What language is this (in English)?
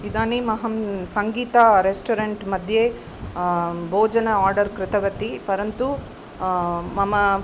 Sanskrit